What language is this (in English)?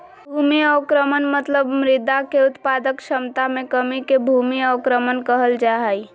Magahi